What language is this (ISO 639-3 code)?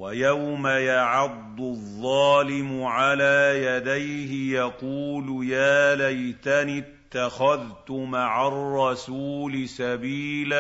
ara